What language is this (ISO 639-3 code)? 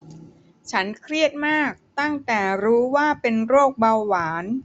tha